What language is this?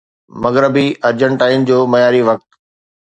Sindhi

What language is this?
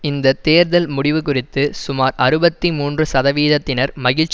Tamil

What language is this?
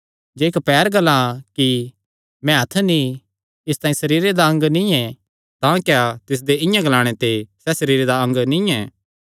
Kangri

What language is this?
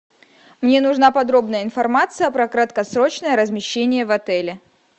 Russian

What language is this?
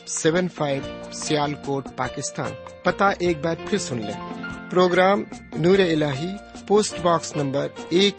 Urdu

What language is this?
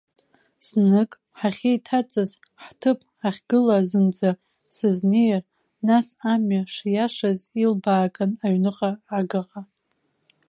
Abkhazian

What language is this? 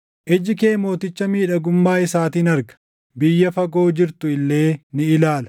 Oromo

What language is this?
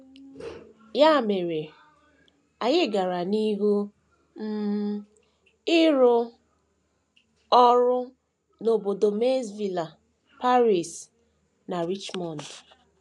Igbo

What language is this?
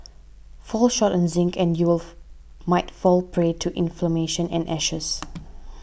English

